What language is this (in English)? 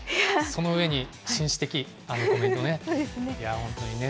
Japanese